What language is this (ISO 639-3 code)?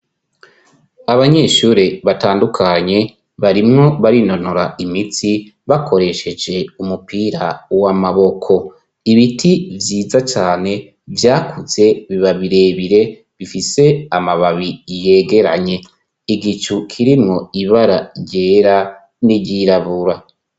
run